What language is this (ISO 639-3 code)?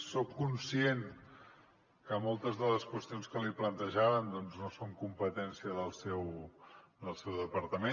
cat